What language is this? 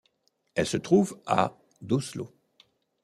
French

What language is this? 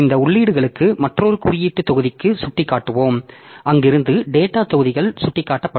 Tamil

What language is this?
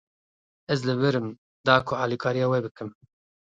Kurdish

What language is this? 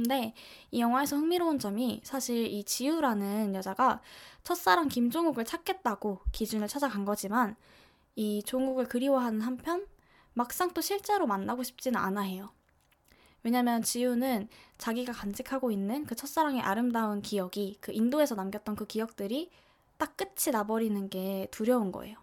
Korean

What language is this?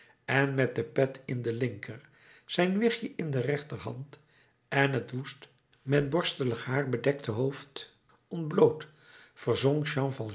Dutch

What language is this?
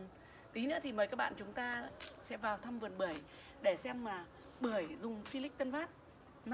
Vietnamese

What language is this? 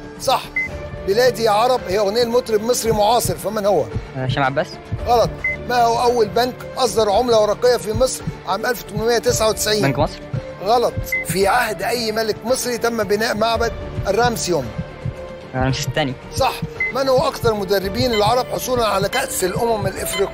Arabic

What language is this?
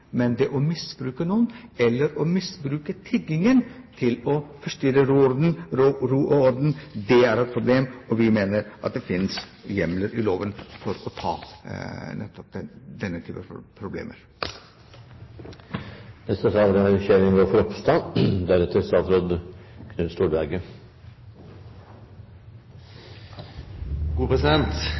Norwegian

